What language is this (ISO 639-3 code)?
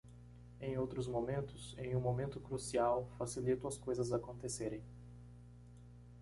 por